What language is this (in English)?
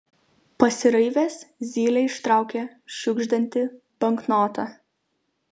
Lithuanian